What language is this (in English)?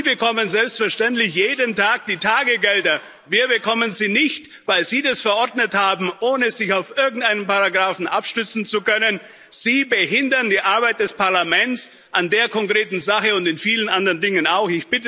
German